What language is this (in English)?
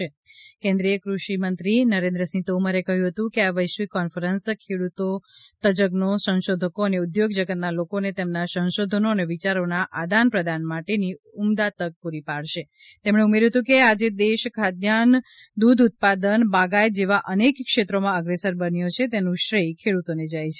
Gujarati